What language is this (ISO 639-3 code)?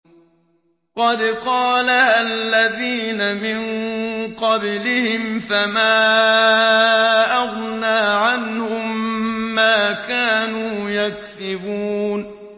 ara